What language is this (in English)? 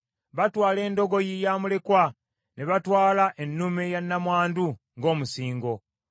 Ganda